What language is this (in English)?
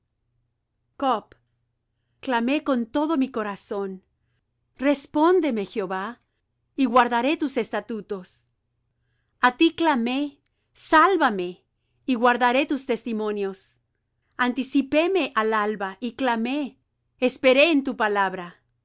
Spanish